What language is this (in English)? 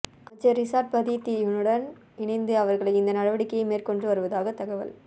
Tamil